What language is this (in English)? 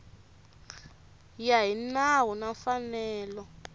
Tsonga